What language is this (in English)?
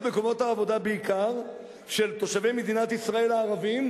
Hebrew